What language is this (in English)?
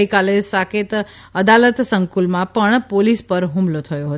Gujarati